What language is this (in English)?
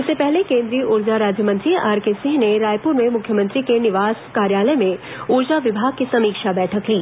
Hindi